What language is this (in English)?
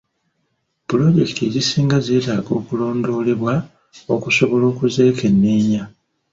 Ganda